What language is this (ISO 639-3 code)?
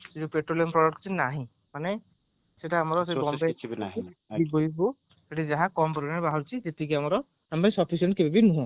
ori